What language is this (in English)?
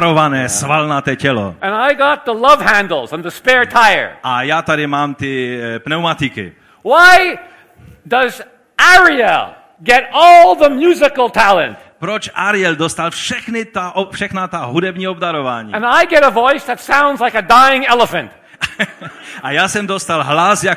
Czech